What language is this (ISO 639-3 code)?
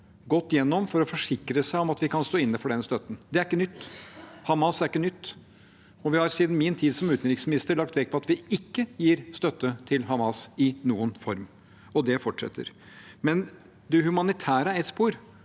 nor